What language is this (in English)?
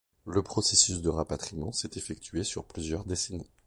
French